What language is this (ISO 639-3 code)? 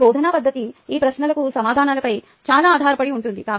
tel